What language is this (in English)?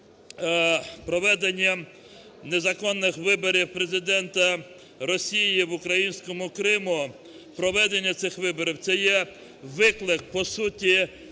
Ukrainian